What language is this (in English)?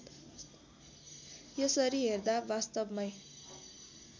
Nepali